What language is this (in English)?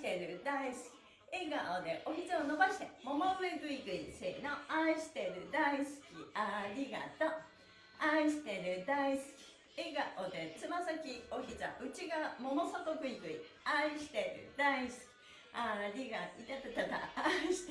Japanese